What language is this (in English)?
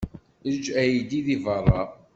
Kabyle